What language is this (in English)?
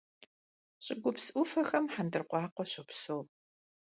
Kabardian